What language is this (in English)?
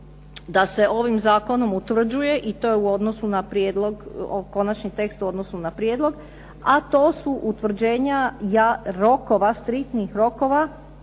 Croatian